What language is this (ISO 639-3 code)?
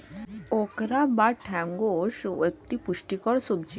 ben